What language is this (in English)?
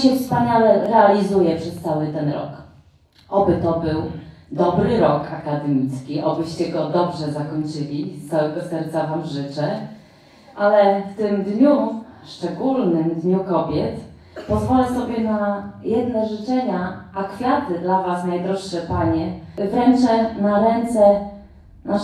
Polish